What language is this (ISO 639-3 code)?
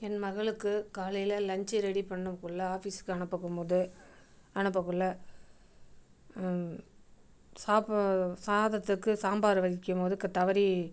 tam